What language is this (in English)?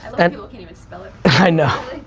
English